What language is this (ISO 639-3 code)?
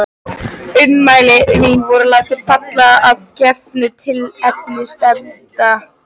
isl